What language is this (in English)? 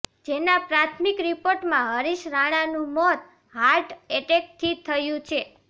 Gujarati